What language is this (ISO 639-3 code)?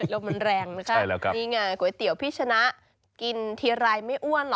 tha